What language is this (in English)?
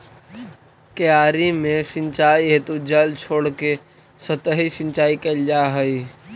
Magahi